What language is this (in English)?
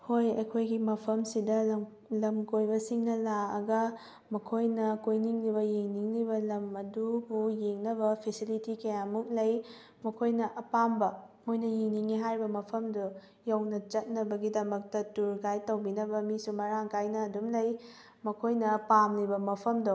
Manipuri